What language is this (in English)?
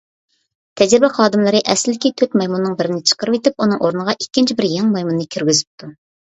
Uyghur